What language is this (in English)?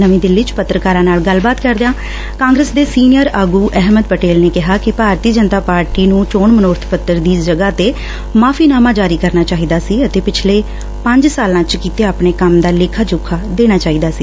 Punjabi